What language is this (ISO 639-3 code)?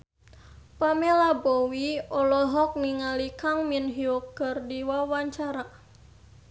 sun